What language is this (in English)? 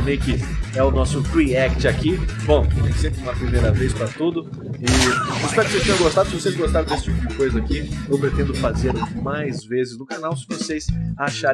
Portuguese